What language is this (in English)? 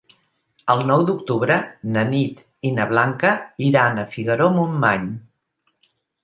Catalan